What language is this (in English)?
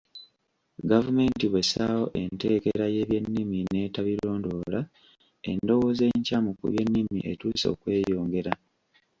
Ganda